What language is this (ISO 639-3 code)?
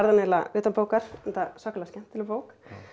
isl